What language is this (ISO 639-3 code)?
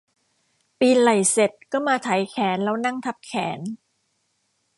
tha